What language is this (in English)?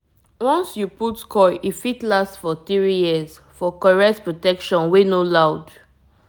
Nigerian Pidgin